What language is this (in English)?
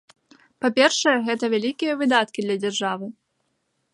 Belarusian